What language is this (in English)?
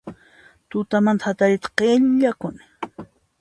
Puno Quechua